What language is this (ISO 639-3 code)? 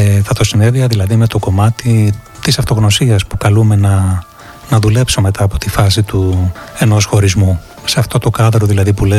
ell